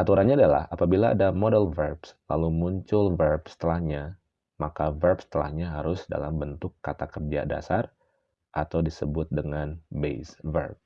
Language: Indonesian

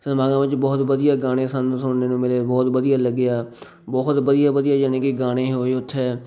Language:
Punjabi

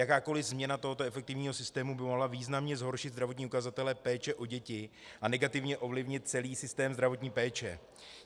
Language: Czech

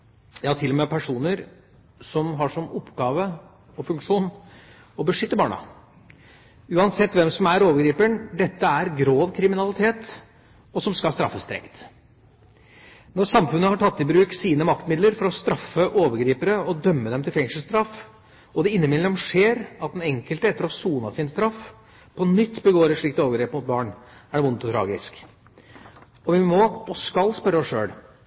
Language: Norwegian Bokmål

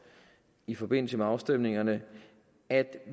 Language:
Danish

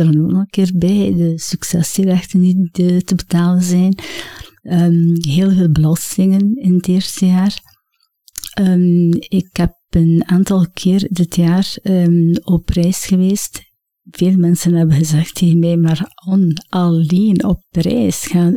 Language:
Dutch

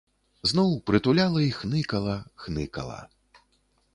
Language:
Belarusian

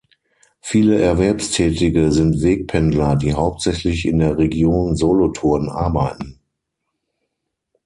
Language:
German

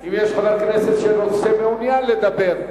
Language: Hebrew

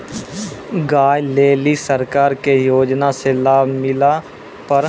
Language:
Maithili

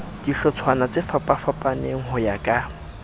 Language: Southern Sotho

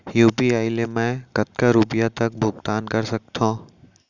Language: Chhattisgarhi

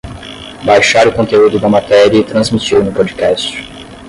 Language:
Portuguese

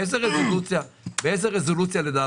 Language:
Hebrew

